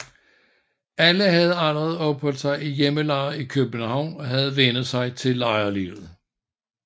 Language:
Danish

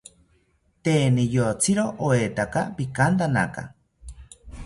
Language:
South Ucayali Ashéninka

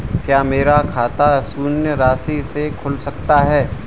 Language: Hindi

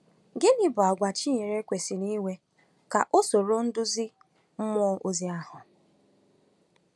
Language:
Igbo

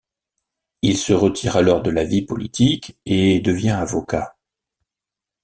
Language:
French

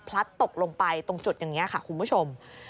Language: Thai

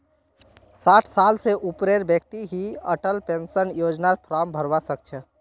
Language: Magahi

